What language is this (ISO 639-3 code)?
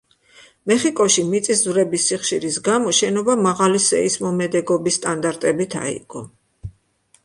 kat